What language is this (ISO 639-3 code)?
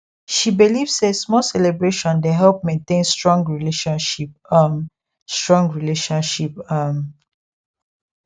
pcm